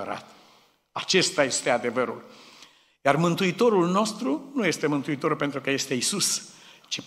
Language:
Romanian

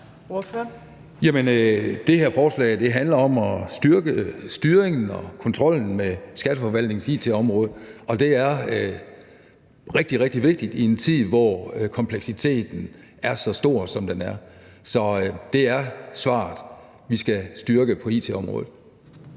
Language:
Danish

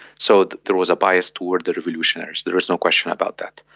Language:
English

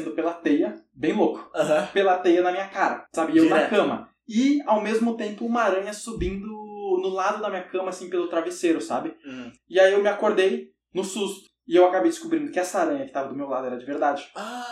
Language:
Portuguese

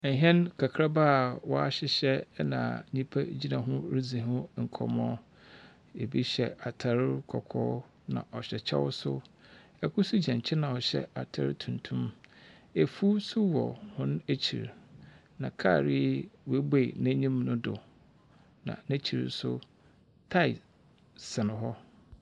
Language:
Akan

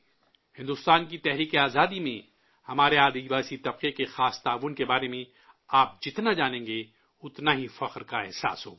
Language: Urdu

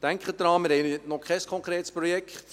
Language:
Swiss German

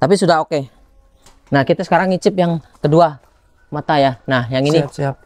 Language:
Indonesian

